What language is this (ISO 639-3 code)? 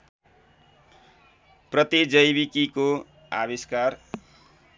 nep